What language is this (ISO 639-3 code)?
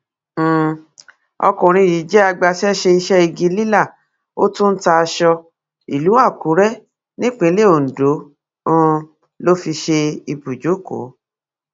yor